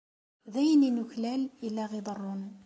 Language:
Kabyle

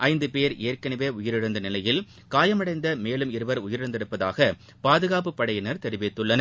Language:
Tamil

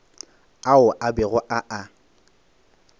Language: Northern Sotho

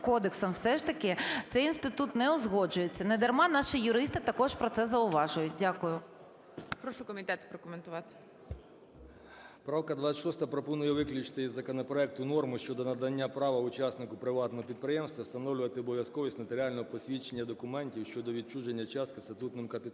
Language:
Ukrainian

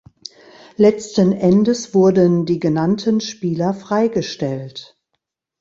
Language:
German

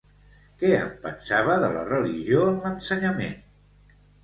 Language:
Catalan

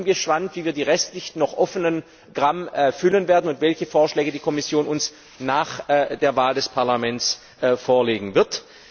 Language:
German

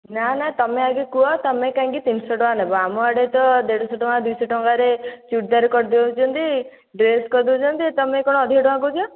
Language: Odia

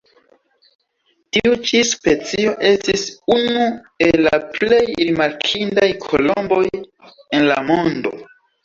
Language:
Esperanto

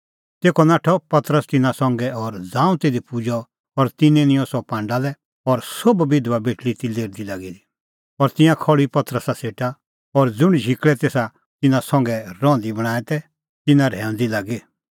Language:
Kullu Pahari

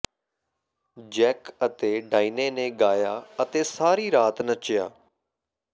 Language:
Punjabi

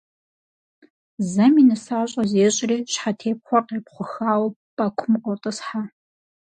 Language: Kabardian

